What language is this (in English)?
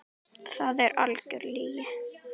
Icelandic